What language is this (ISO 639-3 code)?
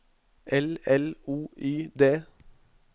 nor